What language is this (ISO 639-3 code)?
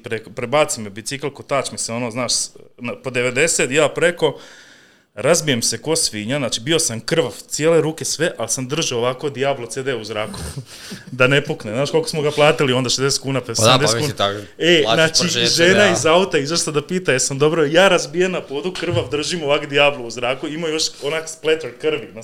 hrv